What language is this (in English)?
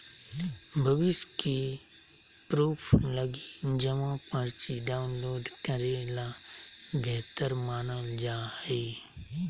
Magahi